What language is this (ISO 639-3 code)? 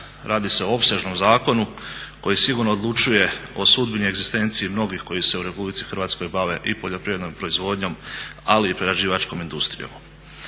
hrv